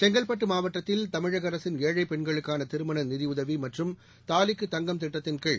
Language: Tamil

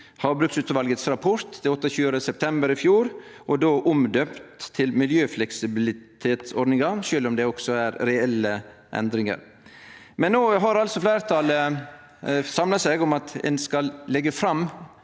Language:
Norwegian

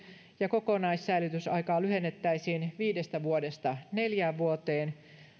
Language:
Finnish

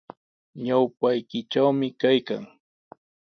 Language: Sihuas Ancash Quechua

